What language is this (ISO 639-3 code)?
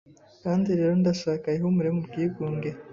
kin